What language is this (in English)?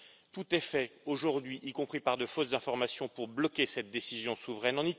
French